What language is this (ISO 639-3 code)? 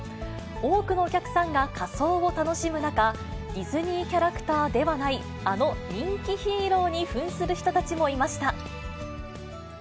jpn